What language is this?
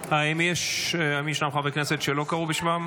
Hebrew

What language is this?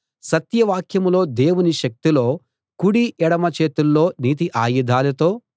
Telugu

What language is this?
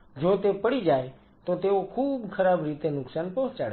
Gujarati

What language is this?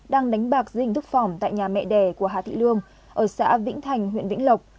Vietnamese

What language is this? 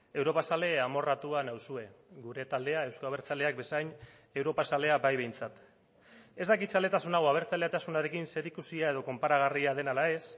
Basque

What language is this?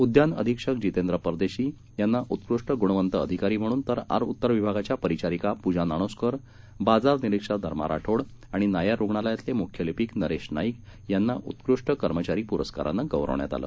Marathi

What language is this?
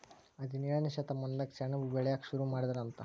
Kannada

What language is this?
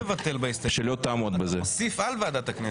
Hebrew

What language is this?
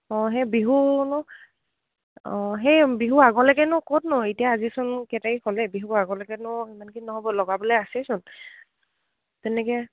Assamese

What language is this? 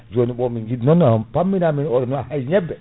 Fula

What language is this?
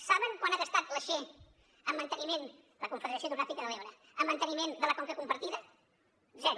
Catalan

